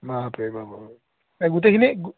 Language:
Assamese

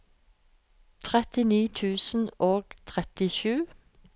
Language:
Norwegian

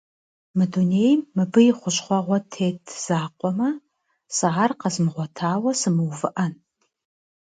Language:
Kabardian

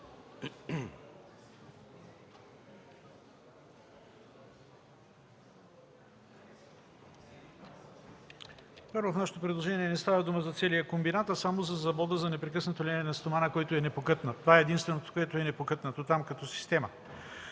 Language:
Bulgarian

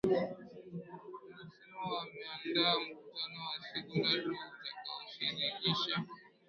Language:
Swahili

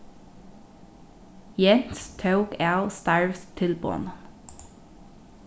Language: Faroese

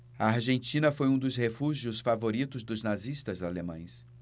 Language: Portuguese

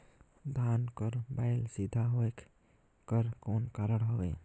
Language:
Chhattisgarhi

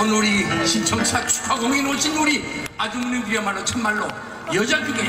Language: Korean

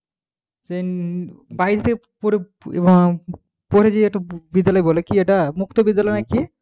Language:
Bangla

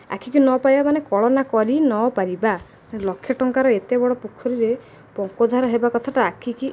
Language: Odia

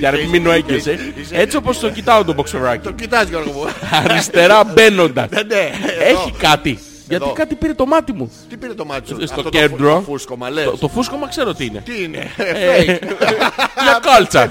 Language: Greek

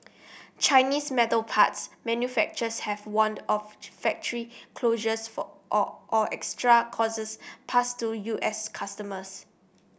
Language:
English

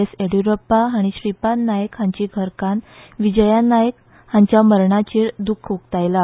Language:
Konkani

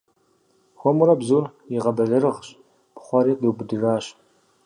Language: Kabardian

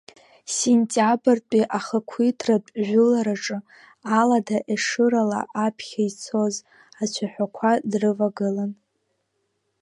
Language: Abkhazian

